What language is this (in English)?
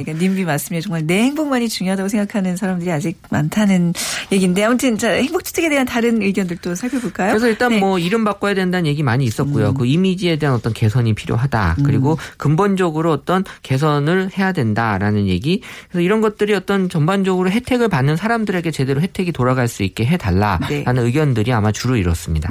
Korean